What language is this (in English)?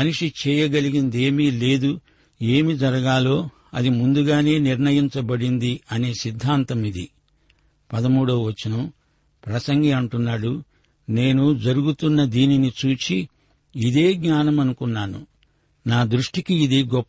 Telugu